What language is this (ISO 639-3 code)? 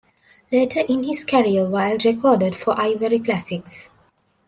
eng